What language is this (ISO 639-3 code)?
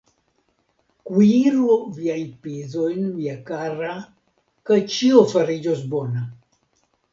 epo